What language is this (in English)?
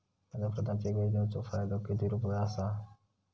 Marathi